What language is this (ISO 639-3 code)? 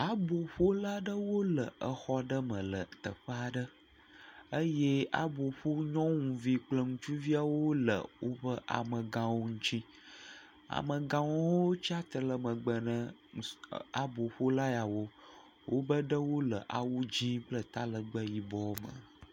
ewe